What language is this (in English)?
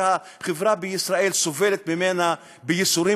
Hebrew